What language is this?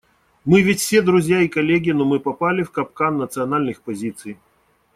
Russian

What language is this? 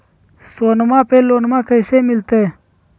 Magahi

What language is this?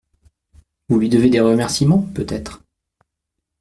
French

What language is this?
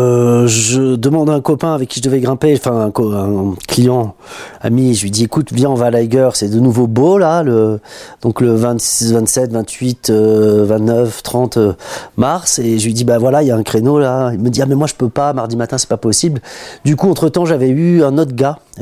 French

